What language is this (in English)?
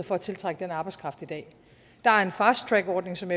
Danish